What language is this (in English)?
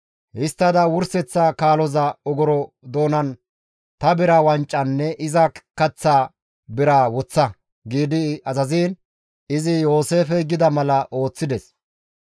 Gamo